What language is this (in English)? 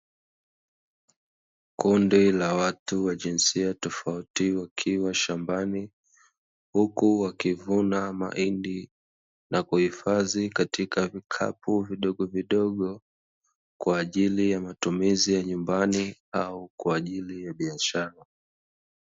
Swahili